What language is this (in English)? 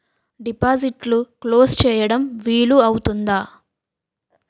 Telugu